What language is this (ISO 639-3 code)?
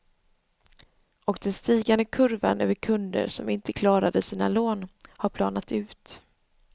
swe